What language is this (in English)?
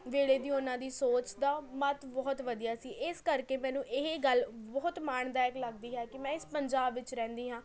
Punjabi